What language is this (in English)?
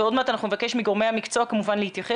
Hebrew